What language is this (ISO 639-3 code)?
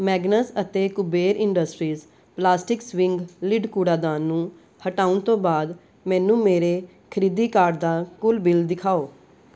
pan